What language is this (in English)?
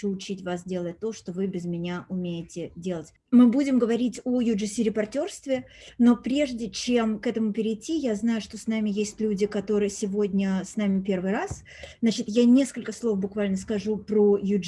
Russian